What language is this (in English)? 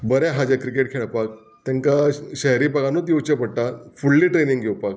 Konkani